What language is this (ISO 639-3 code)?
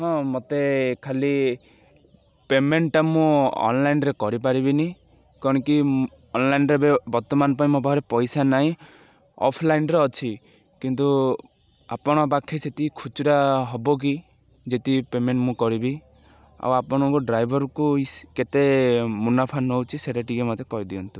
ori